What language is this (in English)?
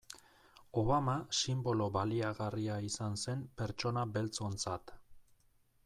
Basque